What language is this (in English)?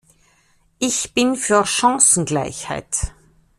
German